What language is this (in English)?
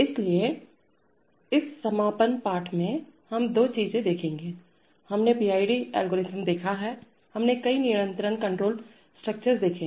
Hindi